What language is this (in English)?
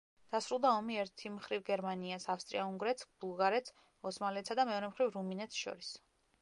Georgian